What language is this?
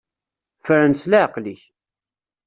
Kabyle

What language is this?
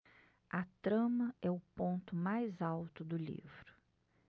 Portuguese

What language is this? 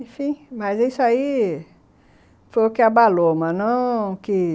Portuguese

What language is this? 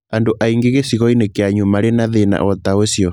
Kikuyu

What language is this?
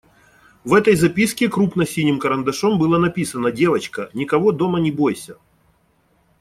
Russian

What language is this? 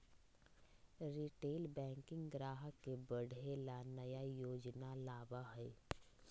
Magahi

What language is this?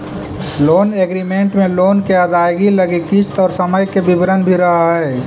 Magahi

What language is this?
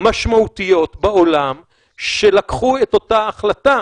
Hebrew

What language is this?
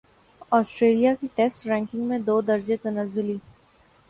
Urdu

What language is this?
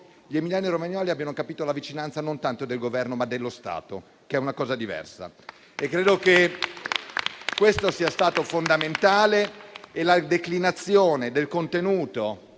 Italian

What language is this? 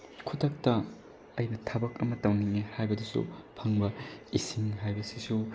Manipuri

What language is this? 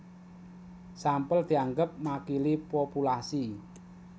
Javanese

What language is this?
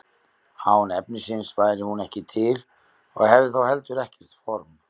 Icelandic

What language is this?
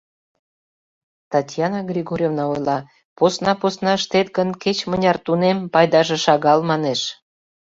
Mari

